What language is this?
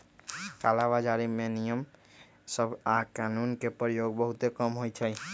Magahi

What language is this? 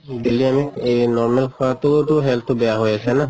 Assamese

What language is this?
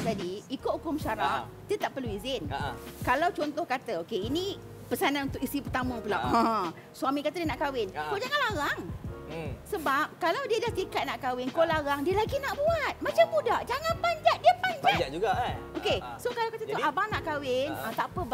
Malay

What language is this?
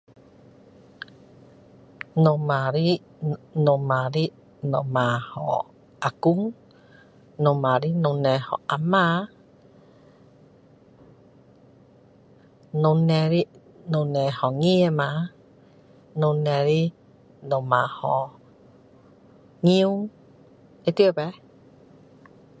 Min Dong Chinese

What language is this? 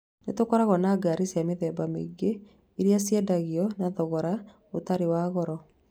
Kikuyu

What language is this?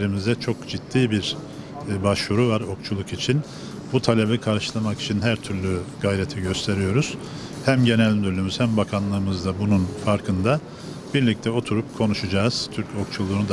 Turkish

